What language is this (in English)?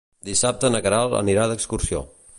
Catalan